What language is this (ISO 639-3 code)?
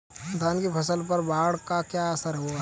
hin